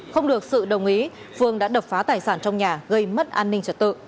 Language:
Vietnamese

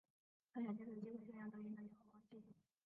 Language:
Chinese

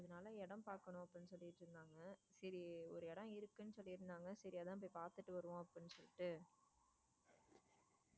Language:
Tamil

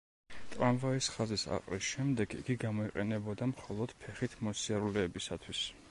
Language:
Georgian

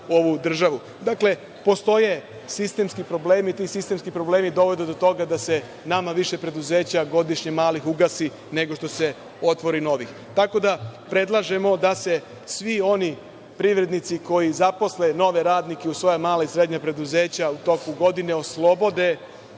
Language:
Serbian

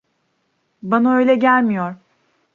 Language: Turkish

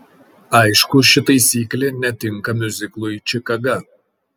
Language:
Lithuanian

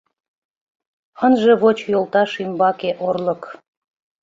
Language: Mari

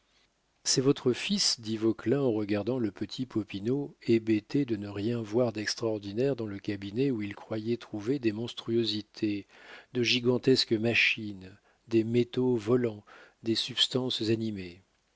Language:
French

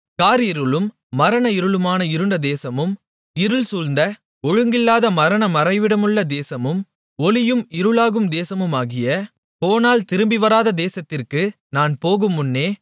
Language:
Tamil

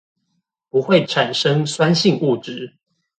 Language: Chinese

